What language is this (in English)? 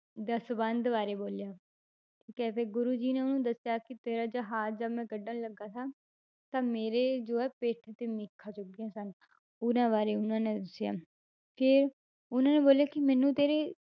Punjabi